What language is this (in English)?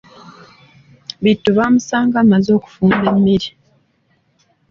Ganda